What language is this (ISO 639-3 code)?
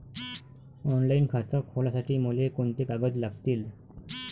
mar